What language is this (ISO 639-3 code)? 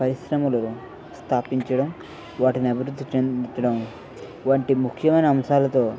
tel